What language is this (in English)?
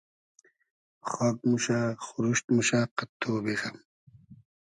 Hazaragi